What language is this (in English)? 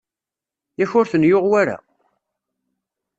Kabyle